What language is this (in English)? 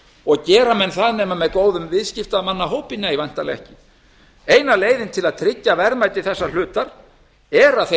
Icelandic